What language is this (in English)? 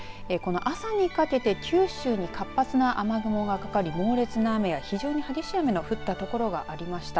Japanese